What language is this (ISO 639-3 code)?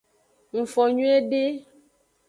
ajg